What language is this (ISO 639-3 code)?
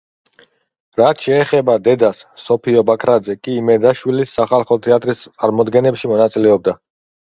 kat